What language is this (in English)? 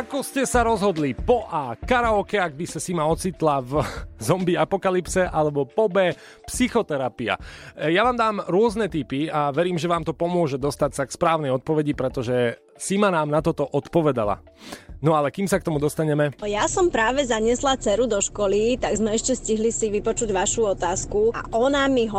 Slovak